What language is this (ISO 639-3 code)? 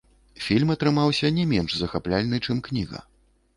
bel